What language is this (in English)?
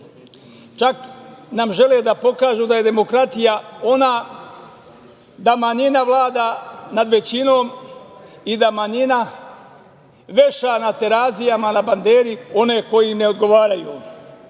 Serbian